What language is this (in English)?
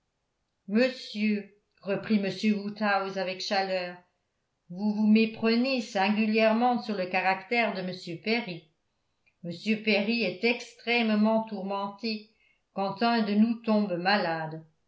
French